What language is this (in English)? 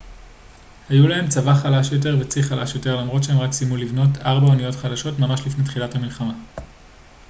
Hebrew